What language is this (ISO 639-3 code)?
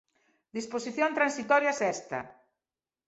glg